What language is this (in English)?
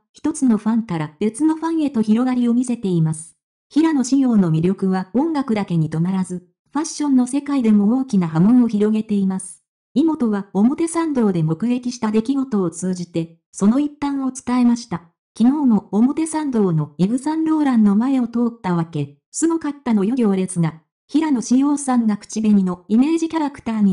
Japanese